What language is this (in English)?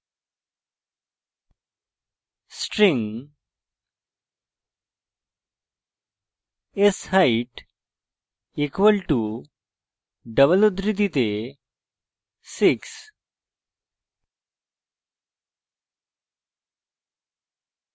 Bangla